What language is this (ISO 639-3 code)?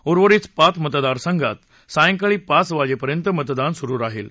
mar